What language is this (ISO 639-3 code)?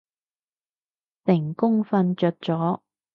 yue